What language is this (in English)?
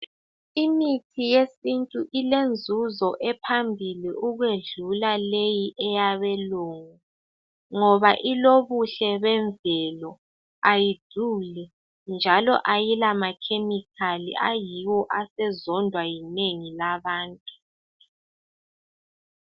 North Ndebele